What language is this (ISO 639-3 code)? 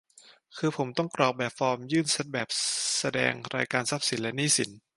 tha